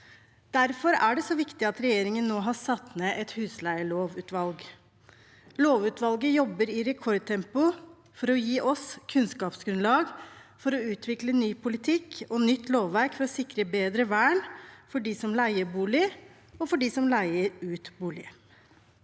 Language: Norwegian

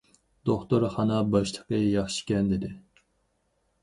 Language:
Uyghur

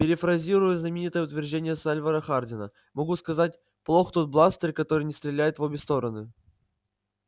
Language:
Russian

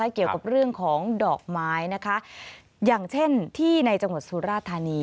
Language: Thai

